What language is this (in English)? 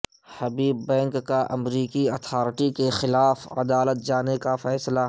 Urdu